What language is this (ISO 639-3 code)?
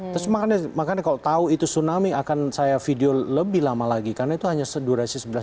ind